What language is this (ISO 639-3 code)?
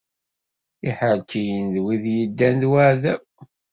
kab